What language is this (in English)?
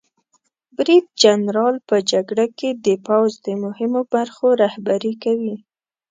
Pashto